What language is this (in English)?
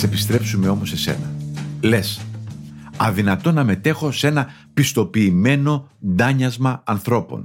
Greek